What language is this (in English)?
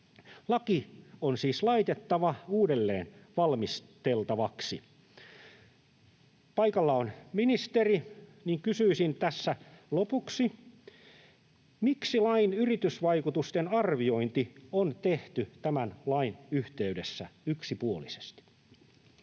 Finnish